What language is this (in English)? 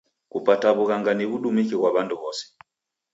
Taita